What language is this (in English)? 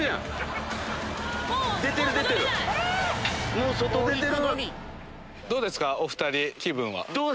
Japanese